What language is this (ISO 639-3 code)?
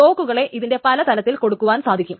mal